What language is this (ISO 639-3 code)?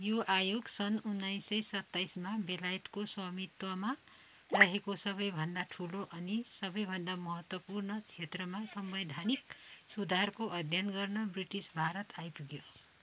nep